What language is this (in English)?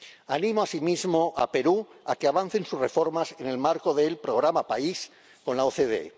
Spanish